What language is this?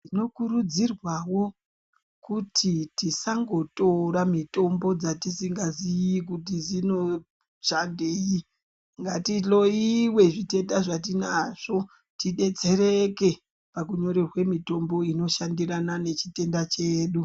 Ndau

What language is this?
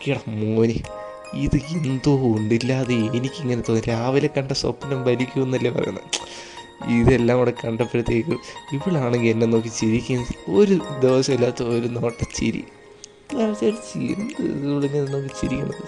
Malayalam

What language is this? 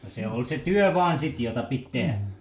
Finnish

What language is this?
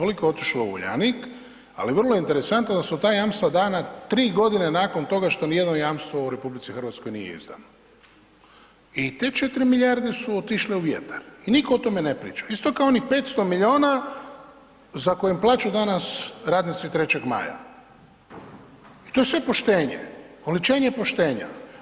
Croatian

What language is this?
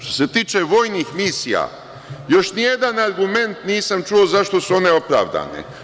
Serbian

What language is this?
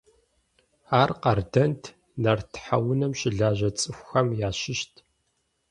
Kabardian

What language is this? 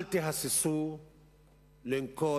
Hebrew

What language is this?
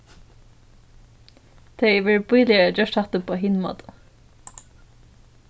Faroese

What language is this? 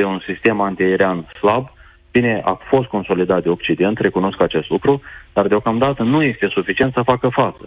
Romanian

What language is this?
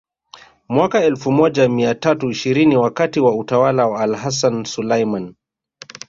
Swahili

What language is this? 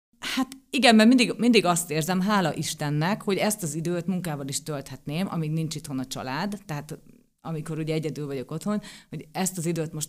Hungarian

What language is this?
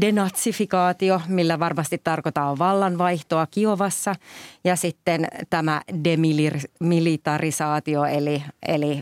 Finnish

